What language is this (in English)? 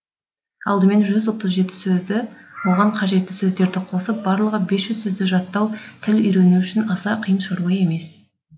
Kazakh